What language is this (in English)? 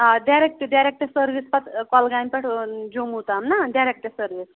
Kashmiri